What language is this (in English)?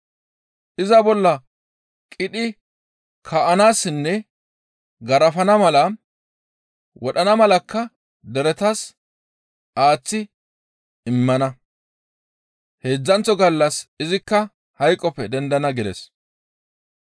Gamo